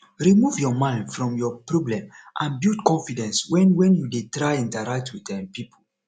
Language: Nigerian Pidgin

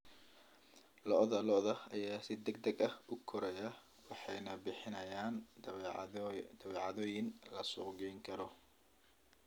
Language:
Somali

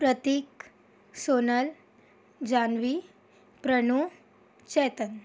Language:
Marathi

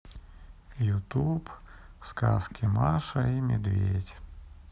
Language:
Russian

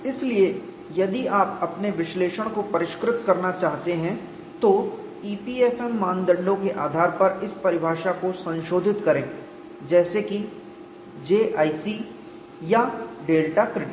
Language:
Hindi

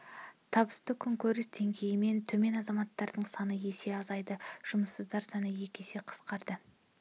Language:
Kazakh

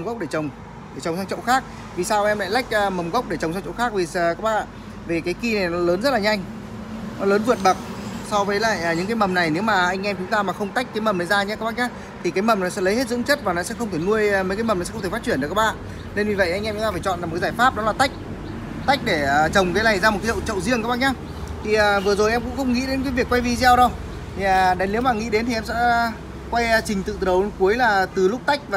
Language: Vietnamese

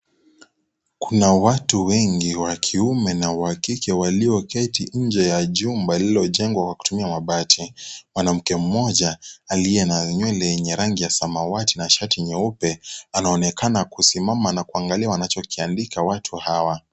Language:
Swahili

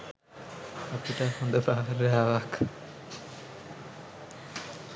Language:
Sinhala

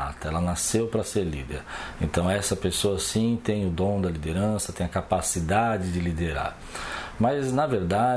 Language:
Portuguese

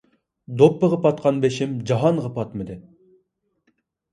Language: Uyghur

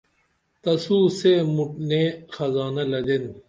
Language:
Dameli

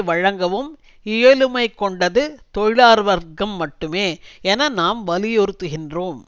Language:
Tamil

